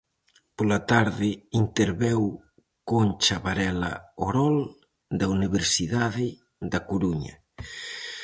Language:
Galician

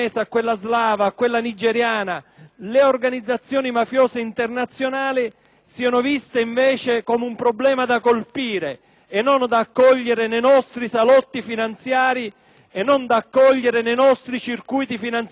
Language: Italian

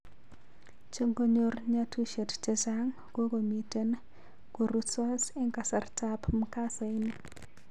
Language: Kalenjin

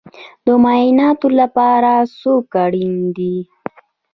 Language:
Pashto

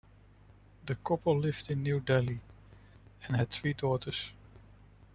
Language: English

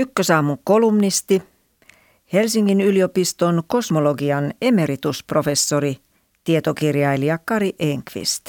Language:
Finnish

